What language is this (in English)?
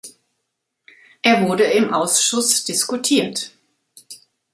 German